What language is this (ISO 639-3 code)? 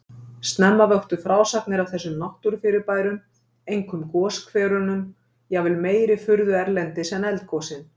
isl